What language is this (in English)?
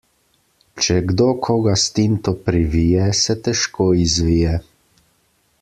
Slovenian